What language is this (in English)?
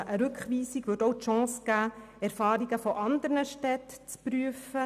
Swiss German